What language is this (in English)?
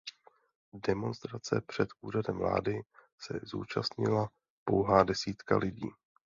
Czech